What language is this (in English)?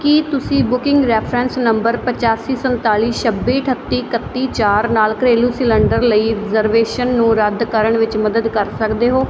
Punjabi